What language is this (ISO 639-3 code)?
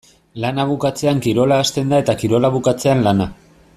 eus